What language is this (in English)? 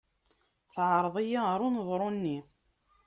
Kabyle